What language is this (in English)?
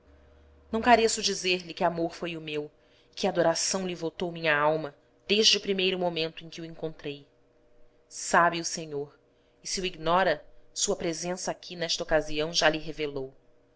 Portuguese